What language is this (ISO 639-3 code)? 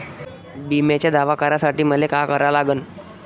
mar